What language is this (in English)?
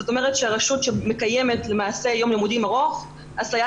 Hebrew